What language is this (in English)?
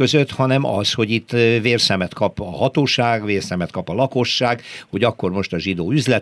Hungarian